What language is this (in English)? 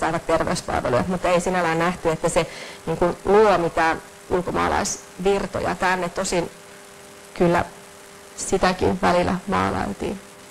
Finnish